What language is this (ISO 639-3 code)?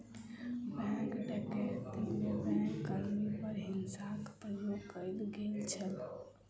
mai